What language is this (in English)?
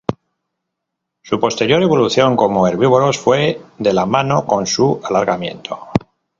Spanish